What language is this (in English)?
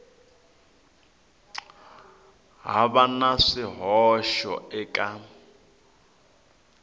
Tsonga